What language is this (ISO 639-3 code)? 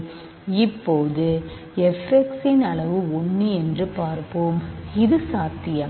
tam